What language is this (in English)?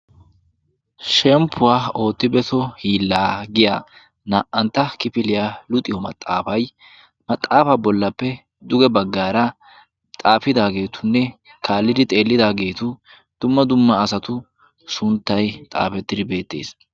Wolaytta